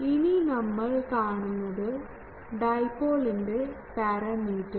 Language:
Malayalam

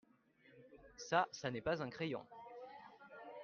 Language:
French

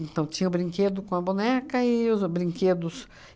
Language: Portuguese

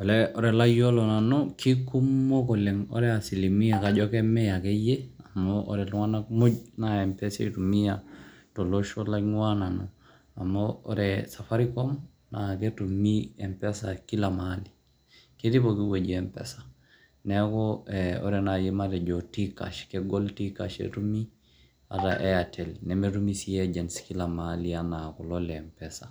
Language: Masai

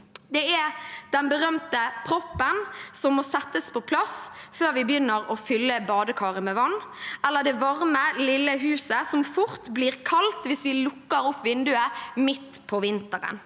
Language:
Norwegian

